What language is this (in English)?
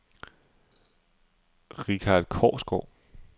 Danish